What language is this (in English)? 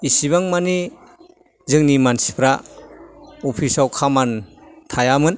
Bodo